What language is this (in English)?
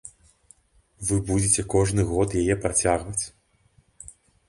Belarusian